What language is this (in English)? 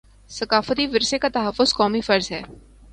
Urdu